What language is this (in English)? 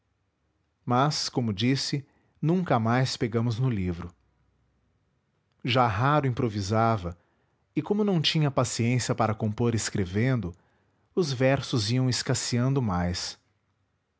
Portuguese